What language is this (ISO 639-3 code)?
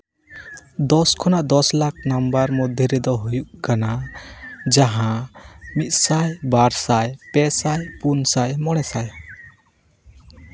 sat